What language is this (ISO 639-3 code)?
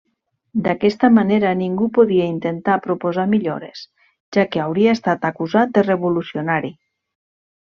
cat